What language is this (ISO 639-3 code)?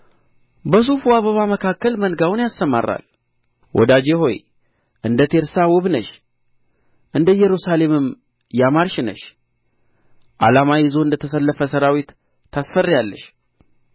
amh